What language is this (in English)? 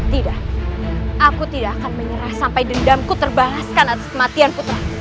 Indonesian